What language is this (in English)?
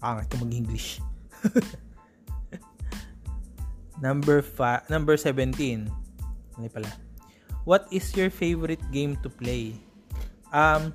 Filipino